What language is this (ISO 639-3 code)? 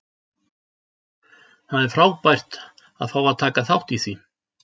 isl